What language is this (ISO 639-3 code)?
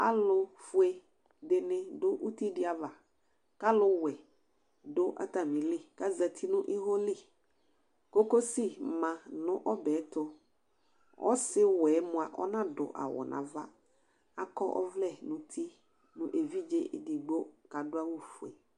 kpo